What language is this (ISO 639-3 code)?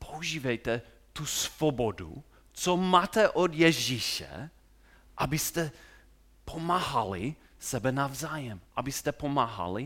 ces